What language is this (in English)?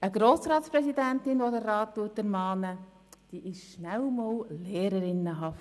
Swiss German